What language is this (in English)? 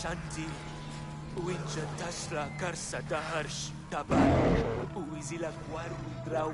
Hungarian